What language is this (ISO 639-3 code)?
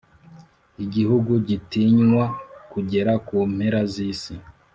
kin